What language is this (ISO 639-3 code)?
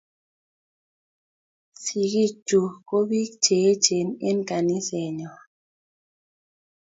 kln